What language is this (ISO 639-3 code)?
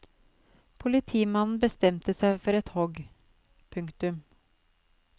nor